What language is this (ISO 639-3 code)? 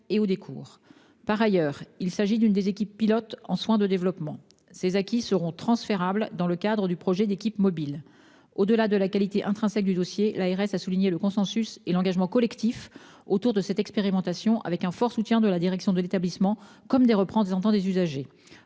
fra